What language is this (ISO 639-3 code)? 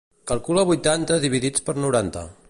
cat